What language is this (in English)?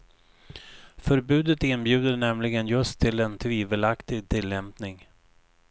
Swedish